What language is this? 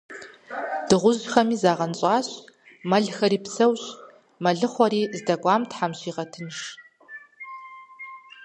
Kabardian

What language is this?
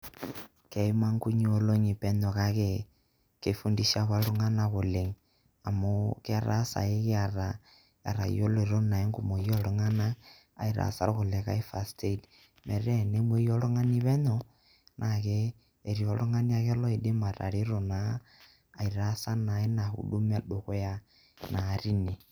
Masai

